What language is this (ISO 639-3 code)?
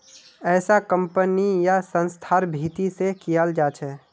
mag